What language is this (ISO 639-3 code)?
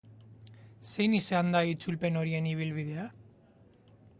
eus